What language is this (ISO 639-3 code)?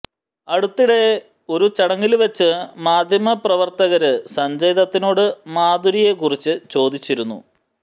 mal